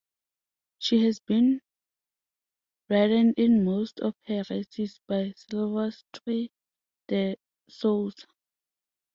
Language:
English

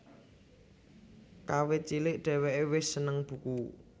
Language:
Javanese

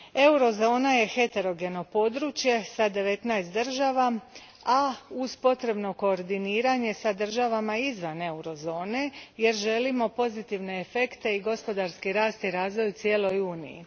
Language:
Croatian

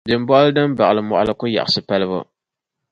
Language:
Dagbani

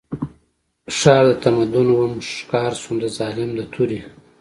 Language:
Pashto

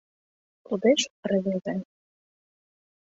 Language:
Mari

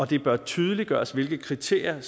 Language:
Danish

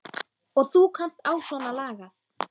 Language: Icelandic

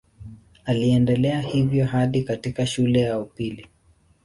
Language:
Swahili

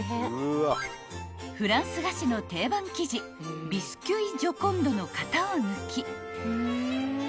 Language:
Japanese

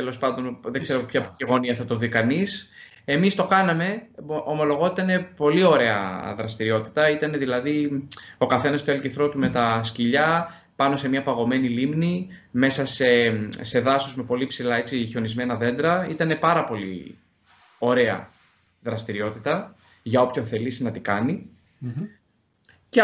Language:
Greek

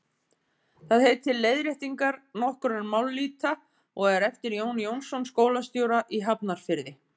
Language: Icelandic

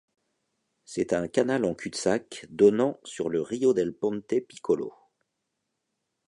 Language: French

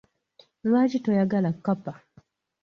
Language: Ganda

